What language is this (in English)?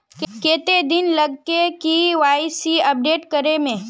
Magahi